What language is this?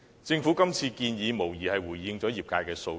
Cantonese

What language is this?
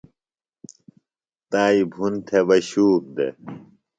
Phalura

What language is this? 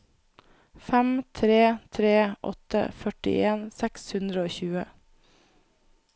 Norwegian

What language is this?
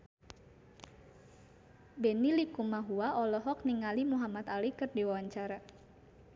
Sundanese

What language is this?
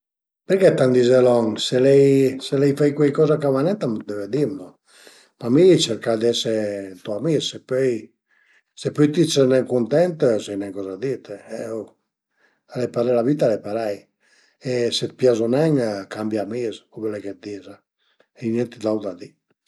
Piedmontese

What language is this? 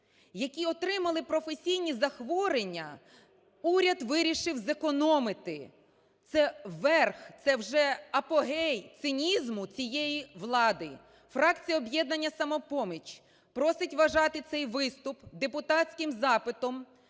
Ukrainian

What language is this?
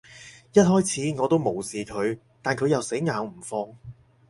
Cantonese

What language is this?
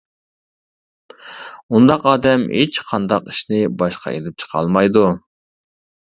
Uyghur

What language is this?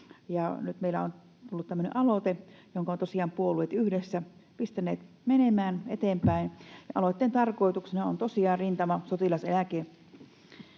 Finnish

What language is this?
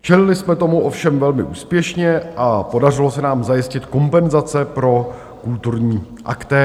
Czech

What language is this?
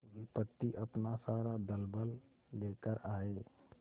Hindi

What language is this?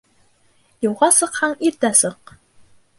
Bashkir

